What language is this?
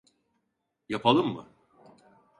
Turkish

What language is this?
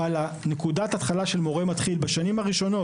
Hebrew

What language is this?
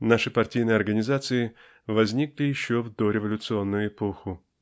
Russian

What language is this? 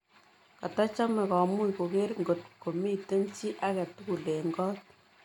Kalenjin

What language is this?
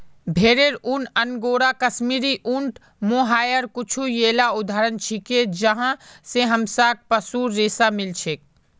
Magahi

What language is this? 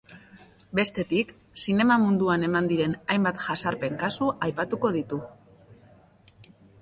Basque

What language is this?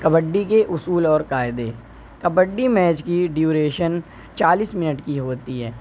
Urdu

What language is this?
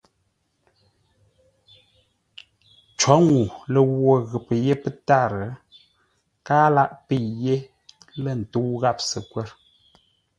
Ngombale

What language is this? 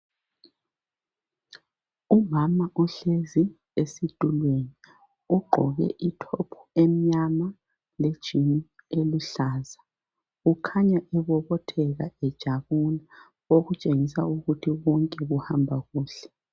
North Ndebele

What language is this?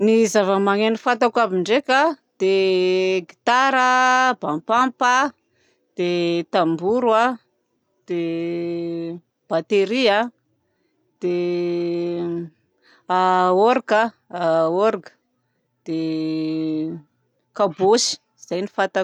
Southern Betsimisaraka Malagasy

